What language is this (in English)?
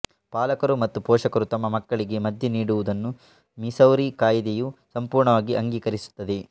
Kannada